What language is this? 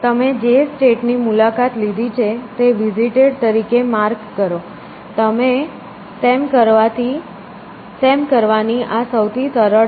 Gujarati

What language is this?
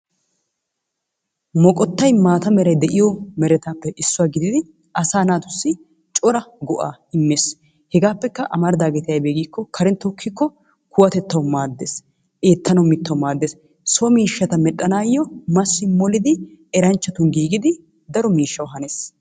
Wolaytta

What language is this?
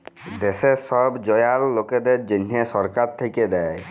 Bangla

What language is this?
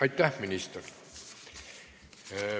Estonian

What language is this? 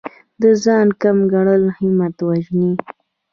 Pashto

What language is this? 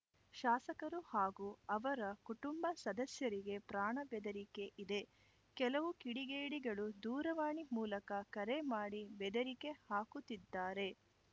Kannada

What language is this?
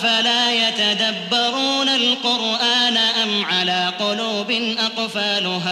Arabic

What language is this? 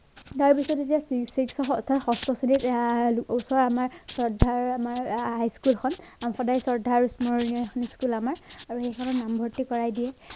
Assamese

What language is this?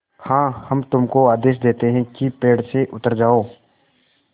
Hindi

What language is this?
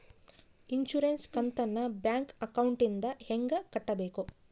Kannada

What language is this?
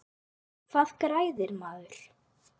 Icelandic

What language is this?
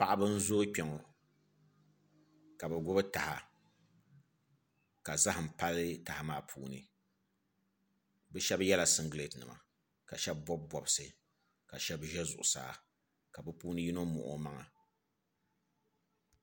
Dagbani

